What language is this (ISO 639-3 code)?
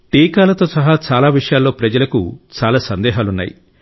tel